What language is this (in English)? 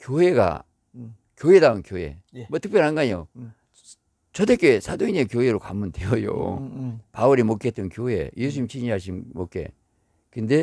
Korean